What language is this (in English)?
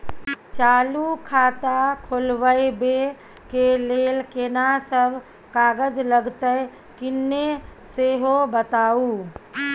Maithili